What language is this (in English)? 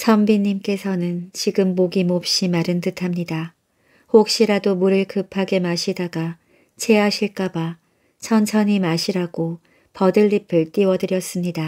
Korean